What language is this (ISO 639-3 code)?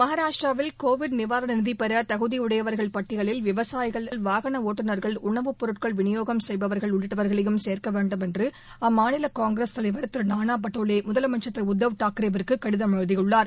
tam